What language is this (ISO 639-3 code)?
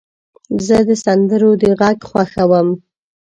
pus